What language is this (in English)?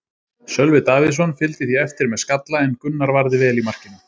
Icelandic